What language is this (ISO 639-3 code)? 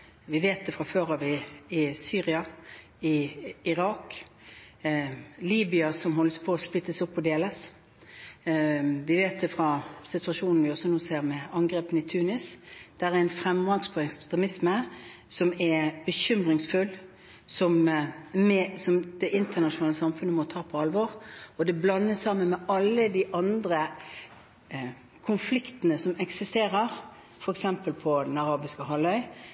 nob